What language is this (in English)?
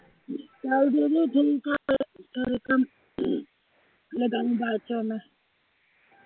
Punjabi